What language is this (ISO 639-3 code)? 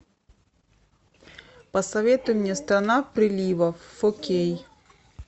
rus